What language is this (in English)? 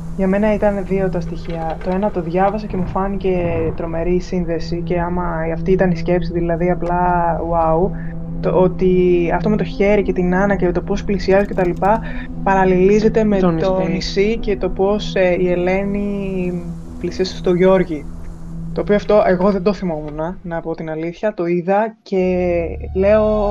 Greek